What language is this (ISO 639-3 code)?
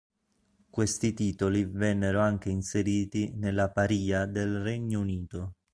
ita